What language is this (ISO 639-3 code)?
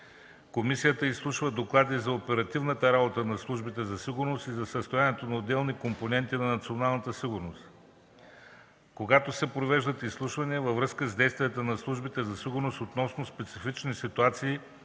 bul